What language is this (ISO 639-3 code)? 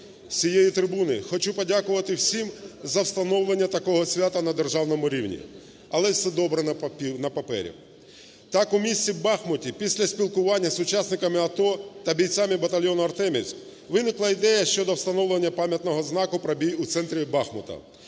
ukr